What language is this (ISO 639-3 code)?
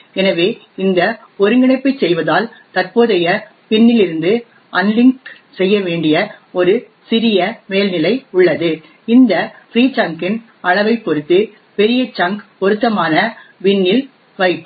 tam